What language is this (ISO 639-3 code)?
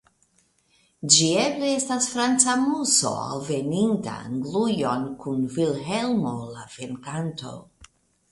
epo